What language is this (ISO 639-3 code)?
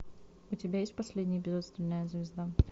rus